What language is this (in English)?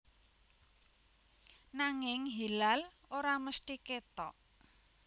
Javanese